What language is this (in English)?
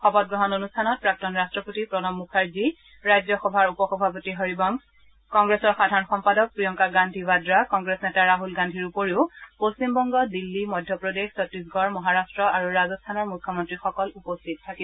Assamese